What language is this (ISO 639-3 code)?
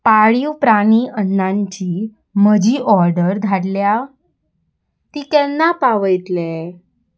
kok